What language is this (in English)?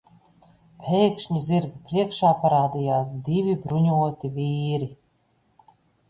Latvian